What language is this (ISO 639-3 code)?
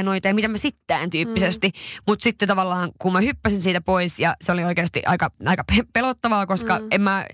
fin